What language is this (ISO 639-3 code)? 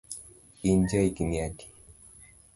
luo